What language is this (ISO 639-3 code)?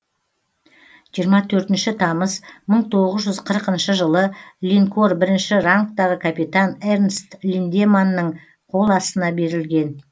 kaz